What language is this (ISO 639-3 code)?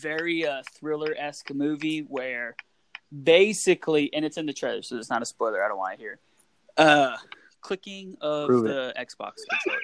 eng